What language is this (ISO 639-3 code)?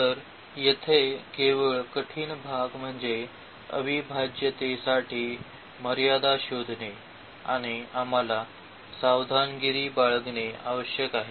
mar